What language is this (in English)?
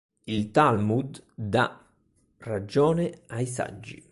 Italian